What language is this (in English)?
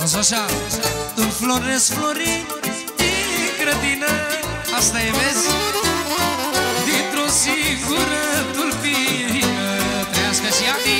Romanian